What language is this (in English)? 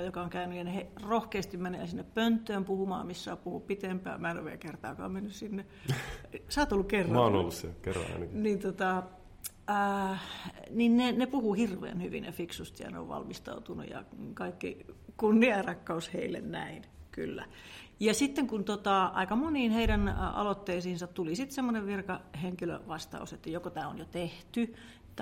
Finnish